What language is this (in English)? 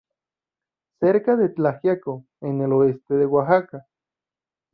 Spanish